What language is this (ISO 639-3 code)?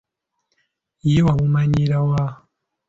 lug